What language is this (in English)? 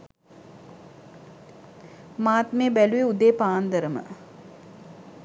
Sinhala